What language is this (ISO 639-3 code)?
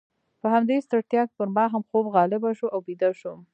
pus